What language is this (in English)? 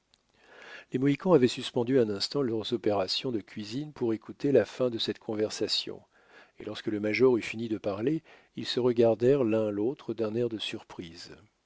French